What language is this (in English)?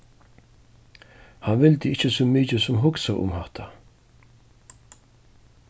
Faroese